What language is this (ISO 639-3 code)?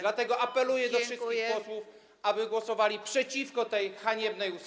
pol